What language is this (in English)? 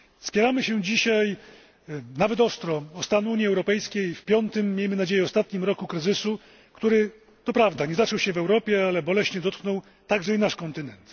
Polish